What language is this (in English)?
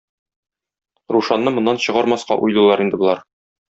Tatar